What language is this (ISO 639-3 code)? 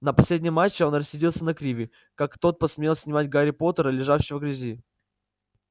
rus